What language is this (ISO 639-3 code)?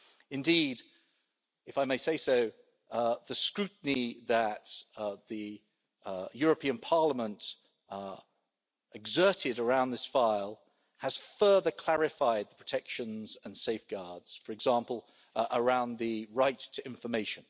eng